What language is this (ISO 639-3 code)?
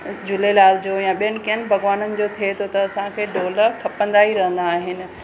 snd